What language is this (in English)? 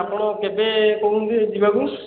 Odia